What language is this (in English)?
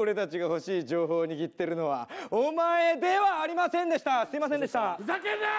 Japanese